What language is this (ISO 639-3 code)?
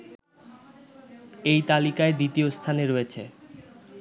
ben